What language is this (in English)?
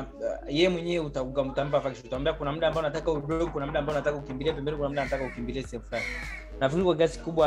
Swahili